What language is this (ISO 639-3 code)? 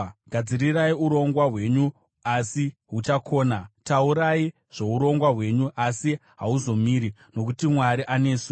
sna